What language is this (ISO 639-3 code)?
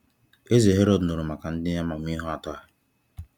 ibo